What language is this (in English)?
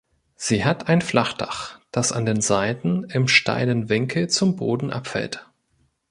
German